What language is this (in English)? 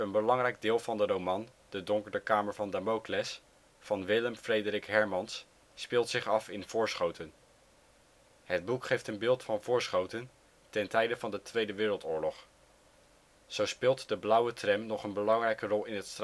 Dutch